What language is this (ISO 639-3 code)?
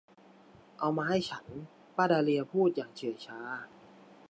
tha